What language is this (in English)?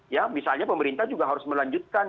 Indonesian